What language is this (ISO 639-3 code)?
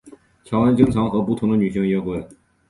zho